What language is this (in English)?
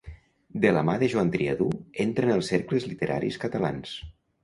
Catalan